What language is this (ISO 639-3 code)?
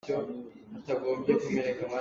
cnh